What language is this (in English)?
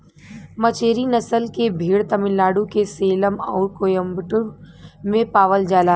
Bhojpuri